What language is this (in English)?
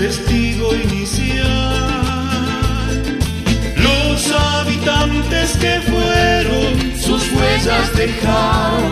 Spanish